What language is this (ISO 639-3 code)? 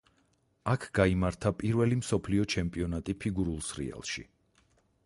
kat